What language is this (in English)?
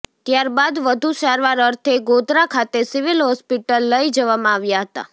Gujarati